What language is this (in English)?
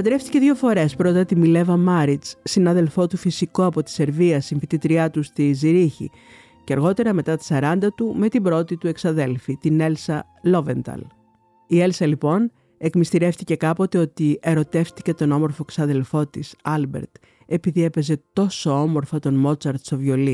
Greek